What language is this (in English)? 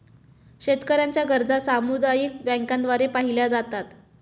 Marathi